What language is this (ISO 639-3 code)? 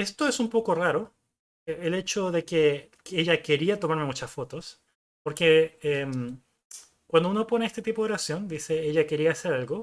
spa